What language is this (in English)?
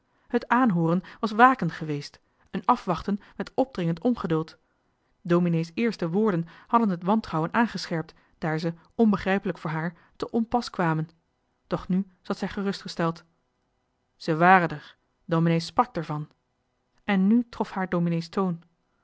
Dutch